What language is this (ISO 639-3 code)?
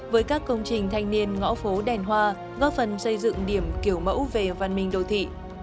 vie